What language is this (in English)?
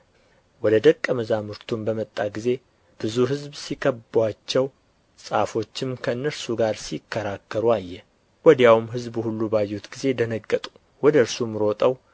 Amharic